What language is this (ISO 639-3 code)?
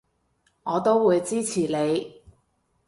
yue